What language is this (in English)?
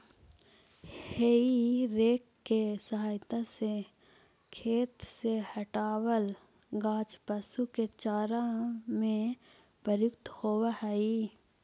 Magahi